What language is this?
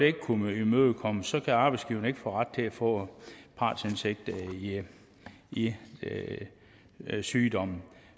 Danish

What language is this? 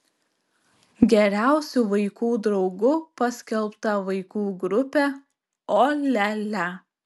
Lithuanian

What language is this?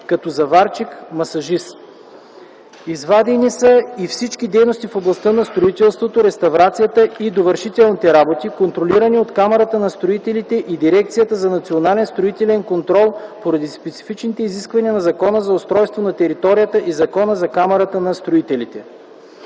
Bulgarian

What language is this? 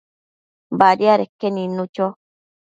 Matsés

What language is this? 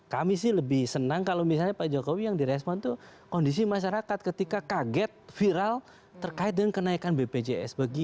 Indonesian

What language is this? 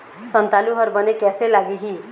Chhattisgarhi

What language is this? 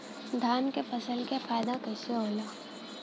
Bhojpuri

